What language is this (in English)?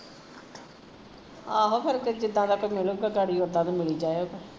Punjabi